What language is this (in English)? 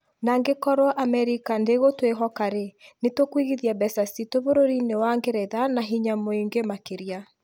Kikuyu